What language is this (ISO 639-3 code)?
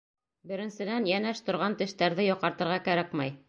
bak